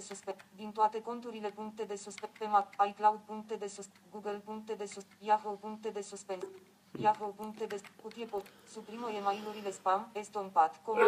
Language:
Romanian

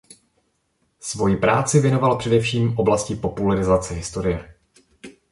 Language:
Czech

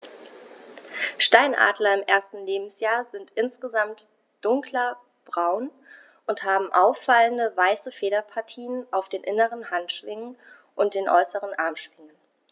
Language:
German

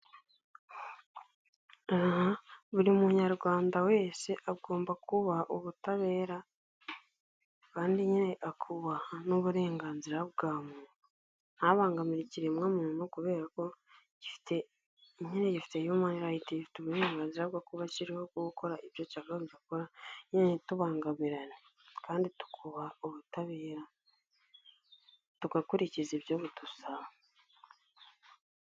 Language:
Kinyarwanda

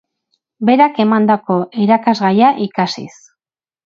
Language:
Basque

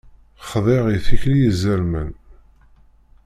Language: Kabyle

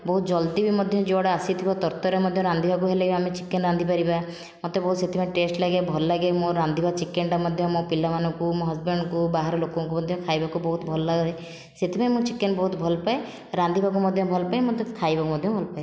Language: Odia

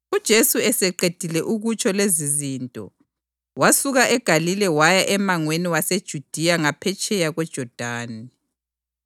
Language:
North Ndebele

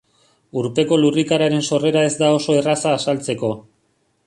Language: Basque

